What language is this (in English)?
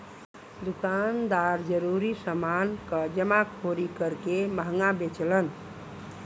Bhojpuri